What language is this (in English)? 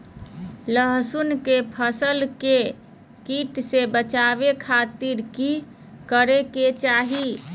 Magahi